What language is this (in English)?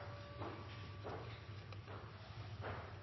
Norwegian Bokmål